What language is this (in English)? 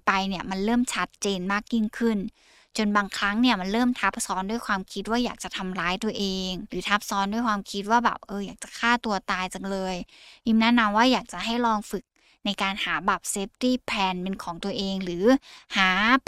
Thai